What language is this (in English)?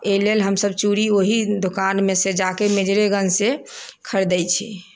Maithili